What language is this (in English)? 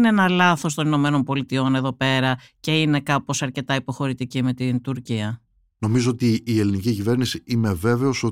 Greek